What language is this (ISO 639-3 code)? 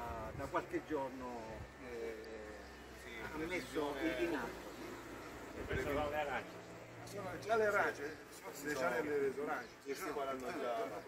ita